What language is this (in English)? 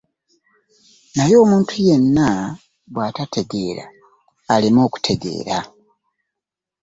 Ganda